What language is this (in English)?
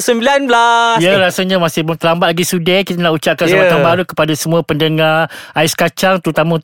Malay